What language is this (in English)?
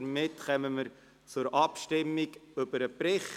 Swiss German